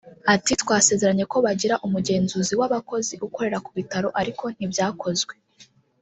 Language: Kinyarwanda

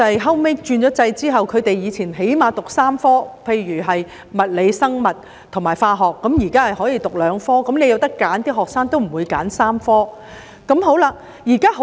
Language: Cantonese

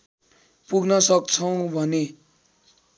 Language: Nepali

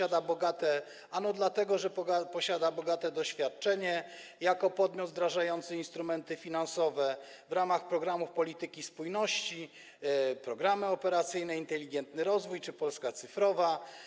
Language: Polish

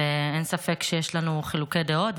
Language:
Hebrew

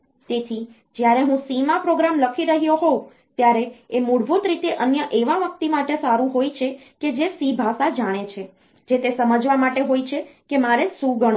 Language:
Gujarati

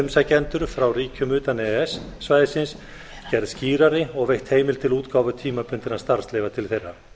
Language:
Icelandic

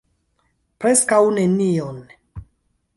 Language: Esperanto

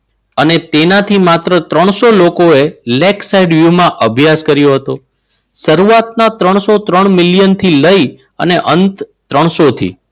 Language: Gujarati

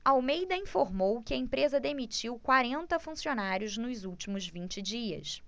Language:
Portuguese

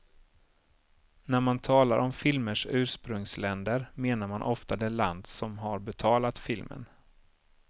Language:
Swedish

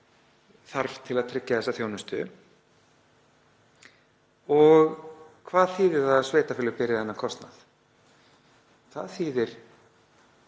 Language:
Icelandic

